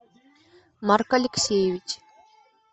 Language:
Russian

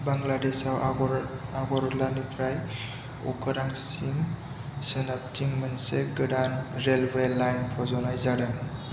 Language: Bodo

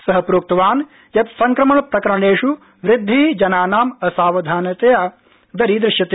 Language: Sanskrit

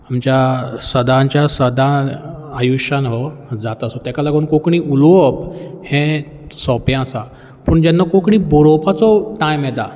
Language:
Konkani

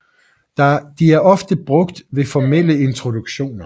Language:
Danish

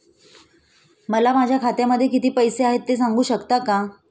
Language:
Marathi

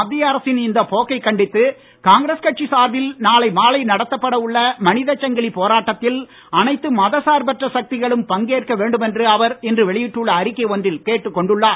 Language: Tamil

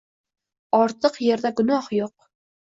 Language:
Uzbek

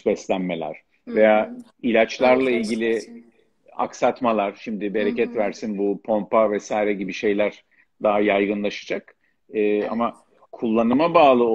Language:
Turkish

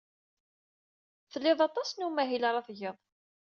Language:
Kabyle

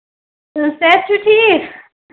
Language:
Kashmiri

